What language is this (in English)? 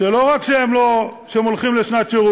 Hebrew